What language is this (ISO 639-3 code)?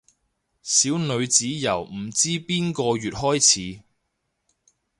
yue